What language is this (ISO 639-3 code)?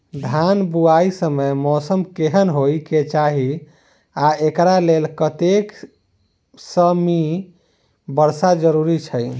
mai